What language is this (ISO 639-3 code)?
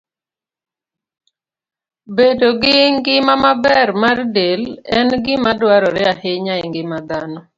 luo